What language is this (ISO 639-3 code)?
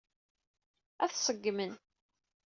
kab